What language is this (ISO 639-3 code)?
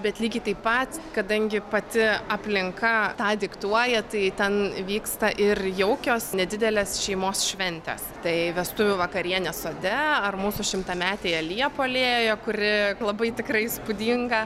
lit